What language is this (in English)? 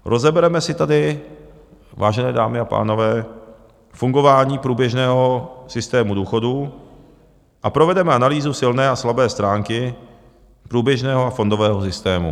Czech